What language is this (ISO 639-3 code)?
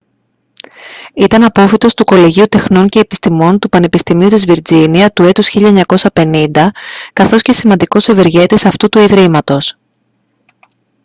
ell